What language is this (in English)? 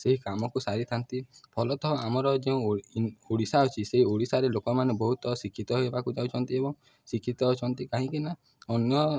Odia